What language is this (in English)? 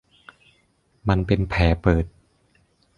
Thai